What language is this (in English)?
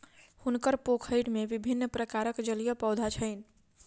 Maithili